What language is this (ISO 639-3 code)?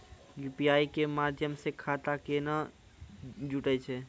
mai